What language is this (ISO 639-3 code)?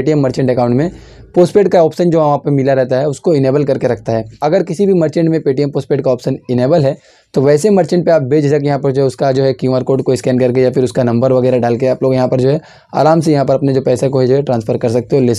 hin